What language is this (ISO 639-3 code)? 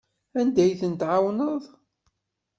kab